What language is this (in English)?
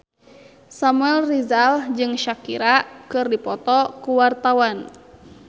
Sundanese